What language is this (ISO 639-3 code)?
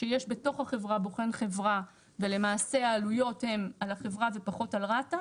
heb